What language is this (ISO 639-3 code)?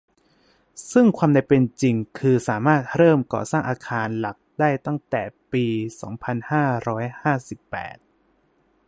tha